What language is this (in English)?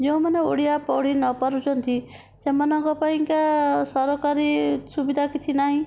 Odia